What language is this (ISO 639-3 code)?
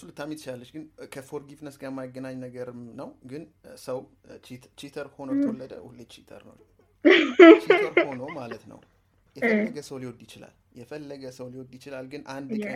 amh